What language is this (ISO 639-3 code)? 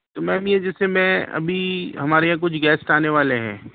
urd